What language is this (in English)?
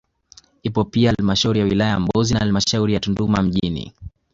Swahili